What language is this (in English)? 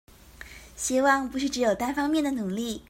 Chinese